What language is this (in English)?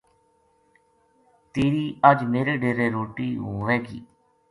Gujari